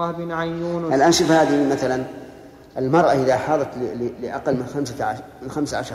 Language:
Arabic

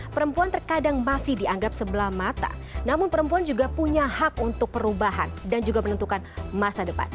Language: Indonesian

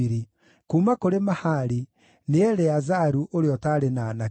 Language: Kikuyu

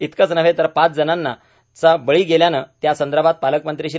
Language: Marathi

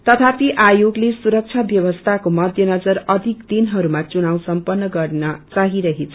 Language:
Nepali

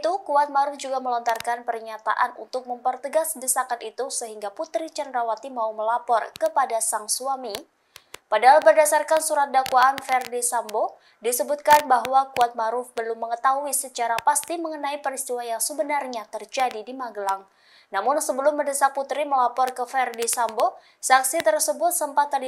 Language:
Indonesian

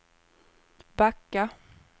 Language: Swedish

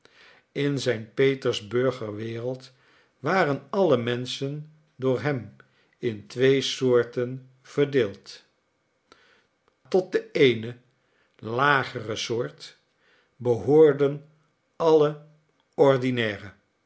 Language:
Dutch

